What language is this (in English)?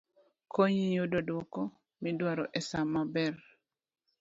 Luo (Kenya and Tanzania)